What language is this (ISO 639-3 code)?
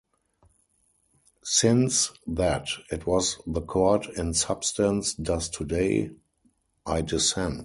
eng